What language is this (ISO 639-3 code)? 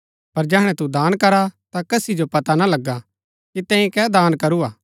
gbk